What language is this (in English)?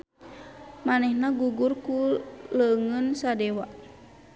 Sundanese